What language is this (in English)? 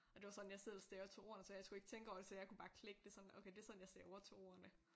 Danish